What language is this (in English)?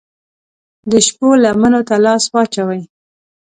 Pashto